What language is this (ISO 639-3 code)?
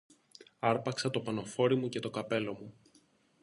ell